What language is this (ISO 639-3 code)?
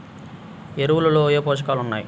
tel